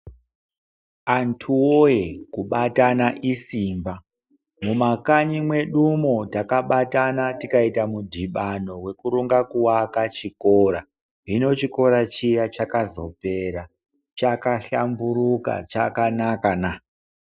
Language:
Ndau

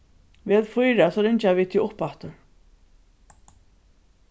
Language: Faroese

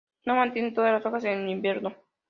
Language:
Spanish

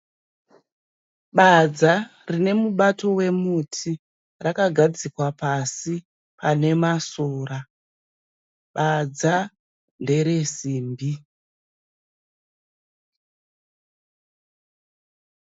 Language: Shona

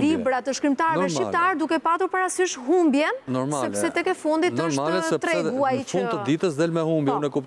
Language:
Romanian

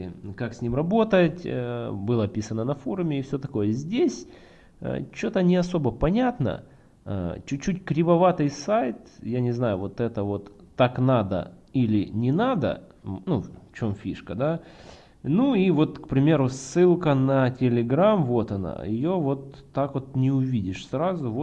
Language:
Russian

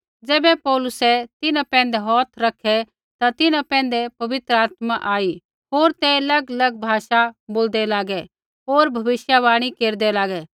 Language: Kullu Pahari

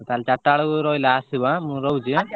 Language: Odia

